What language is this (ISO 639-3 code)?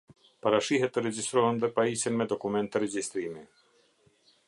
sqi